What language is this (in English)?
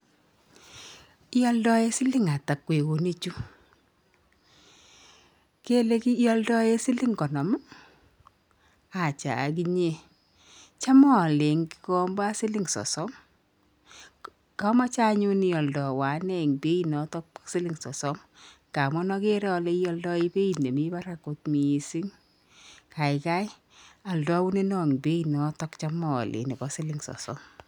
Kalenjin